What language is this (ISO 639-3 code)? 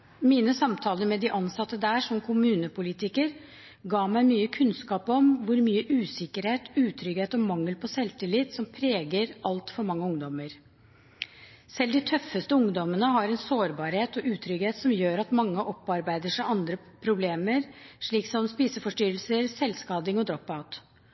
nob